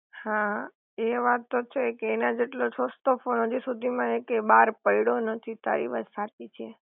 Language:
Gujarati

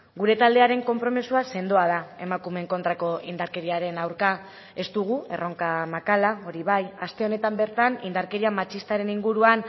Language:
Basque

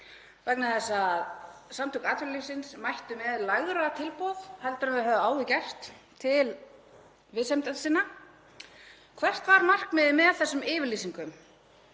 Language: Icelandic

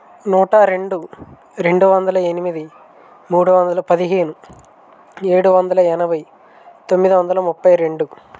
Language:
Telugu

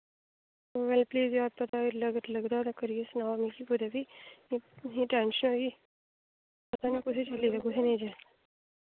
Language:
Dogri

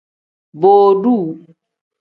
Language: Tem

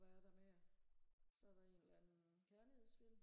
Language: Danish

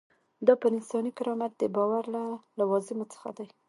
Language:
Pashto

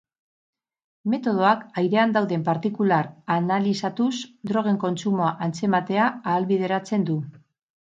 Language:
Basque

